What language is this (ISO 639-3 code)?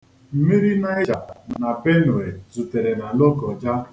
ibo